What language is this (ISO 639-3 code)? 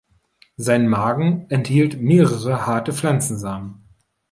deu